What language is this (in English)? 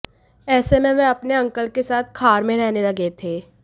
Hindi